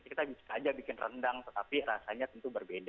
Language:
Indonesian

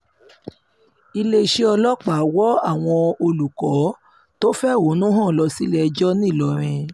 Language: Yoruba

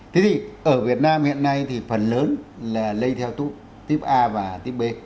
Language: Vietnamese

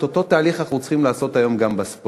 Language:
Hebrew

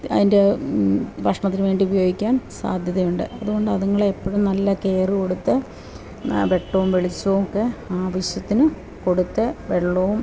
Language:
Malayalam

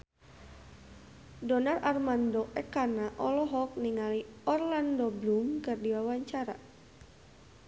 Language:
Sundanese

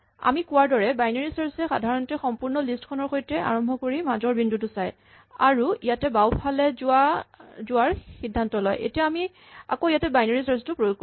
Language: Assamese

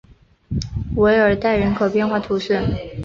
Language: Chinese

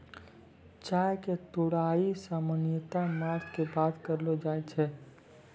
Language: Maithili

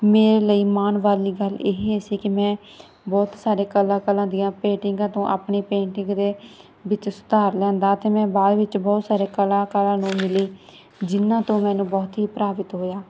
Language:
Punjabi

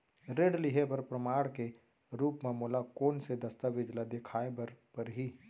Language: Chhattisgarhi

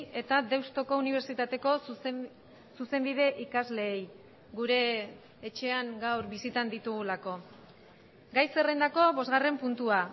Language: Basque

